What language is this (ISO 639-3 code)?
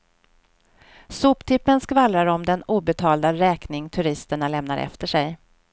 swe